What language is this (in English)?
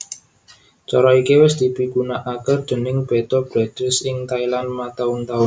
Javanese